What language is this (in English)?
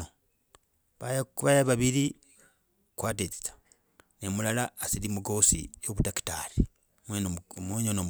Logooli